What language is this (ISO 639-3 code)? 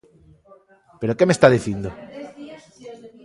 glg